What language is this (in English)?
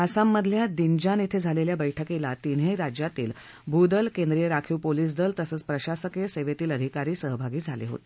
Marathi